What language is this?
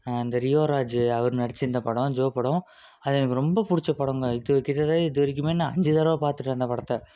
Tamil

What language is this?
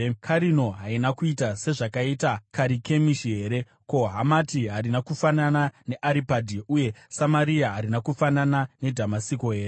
Shona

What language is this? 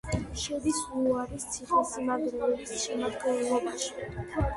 Georgian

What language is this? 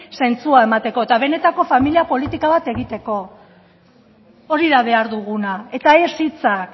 Basque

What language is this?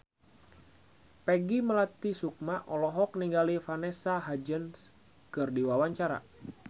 Sundanese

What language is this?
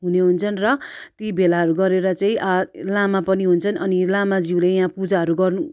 Nepali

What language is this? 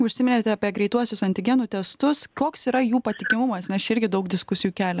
Lithuanian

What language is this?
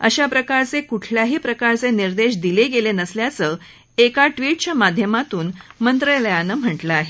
Marathi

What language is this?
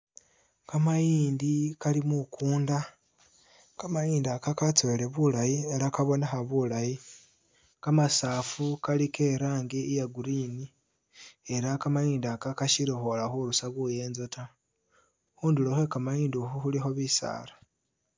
Masaaba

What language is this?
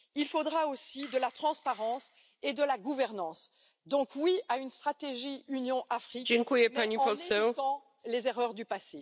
French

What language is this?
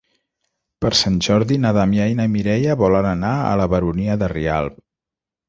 Catalan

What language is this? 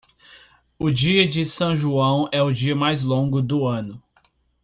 Portuguese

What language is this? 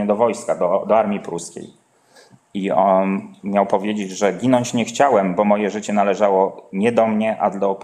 Polish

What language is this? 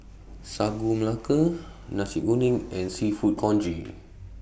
English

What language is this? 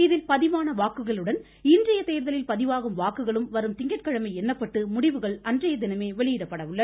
Tamil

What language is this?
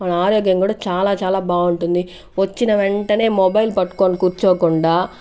Telugu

